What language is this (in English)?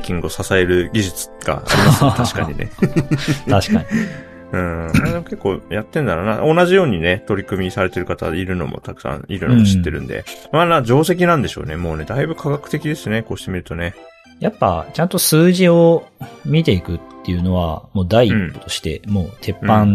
Japanese